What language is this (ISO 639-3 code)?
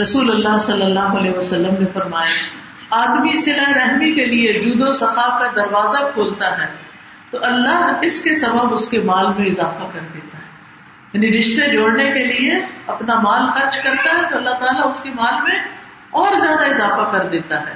urd